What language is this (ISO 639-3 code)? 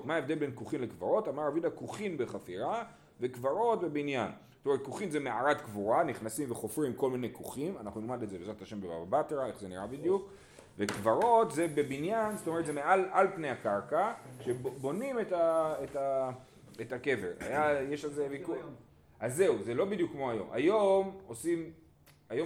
heb